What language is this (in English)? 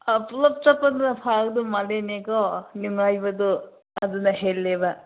Manipuri